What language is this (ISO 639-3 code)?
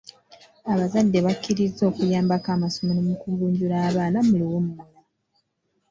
lug